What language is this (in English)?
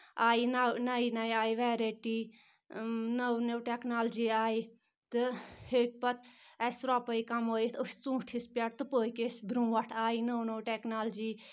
Kashmiri